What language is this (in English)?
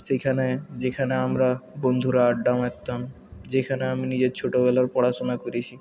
Bangla